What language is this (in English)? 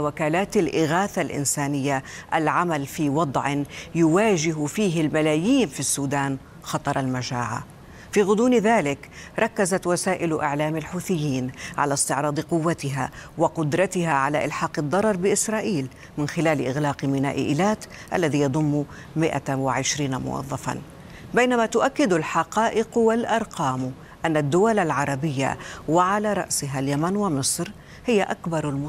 Arabic